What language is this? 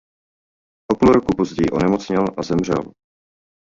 Czech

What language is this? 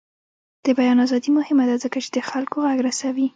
Pashto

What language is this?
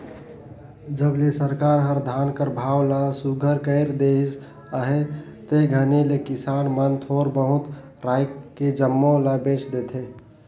Chhattisgarhi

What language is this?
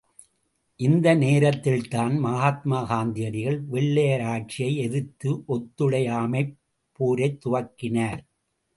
Tamil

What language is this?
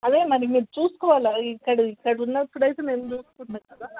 Telugu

